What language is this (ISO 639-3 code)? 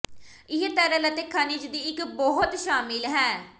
pan